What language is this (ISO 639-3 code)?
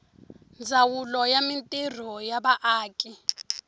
tso